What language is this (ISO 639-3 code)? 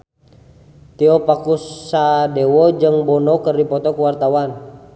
sun